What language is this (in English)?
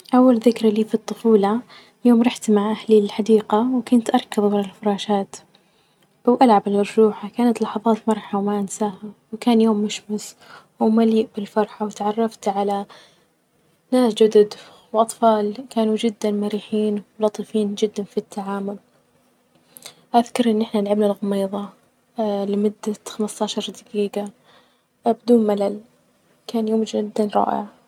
Najdi Arabic